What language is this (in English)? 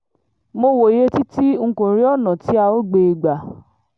Yoruba